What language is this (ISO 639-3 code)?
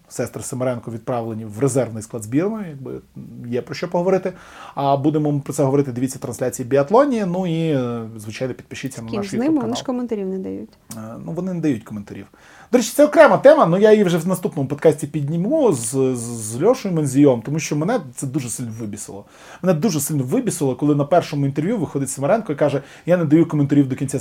ukr